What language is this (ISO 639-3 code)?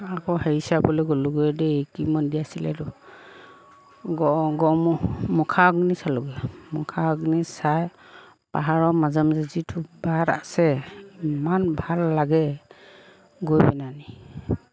asm